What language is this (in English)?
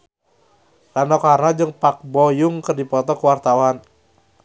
Sundanese